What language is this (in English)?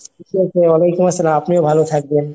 Bangla